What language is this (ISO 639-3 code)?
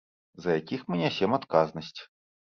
bel